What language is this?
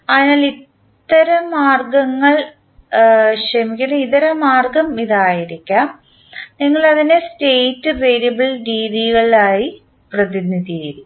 Malayalam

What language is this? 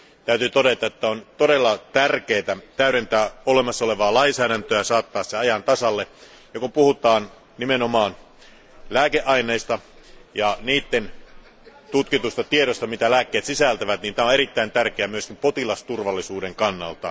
Finnish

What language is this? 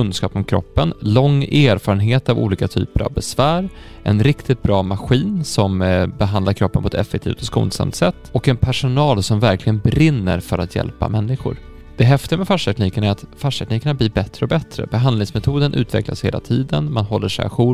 Swedish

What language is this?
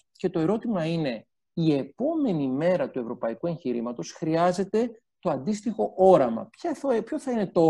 Greek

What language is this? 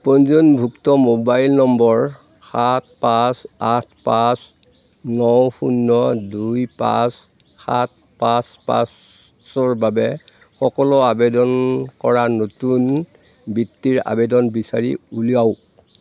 Assamese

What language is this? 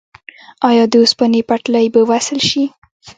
Pashto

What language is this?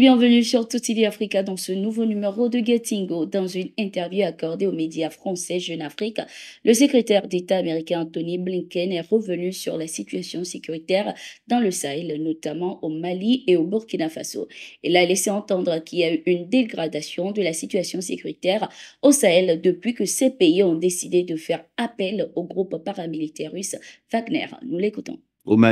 French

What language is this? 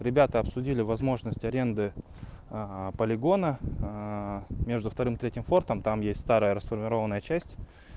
Russian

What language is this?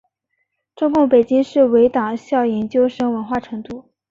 Chinese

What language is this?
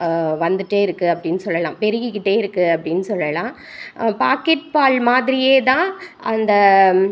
Tamil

